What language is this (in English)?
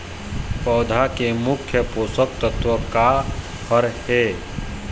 Chhattisgarhi